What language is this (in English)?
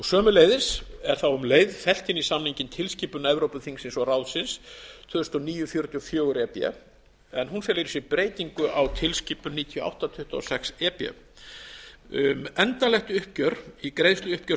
Icelandic